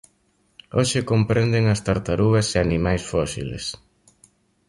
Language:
Galician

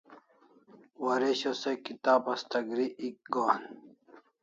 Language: Kalasha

